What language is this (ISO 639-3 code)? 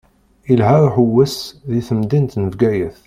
kab